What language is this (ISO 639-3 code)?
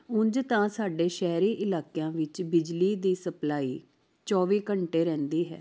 pan